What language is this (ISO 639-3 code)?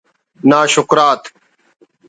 brh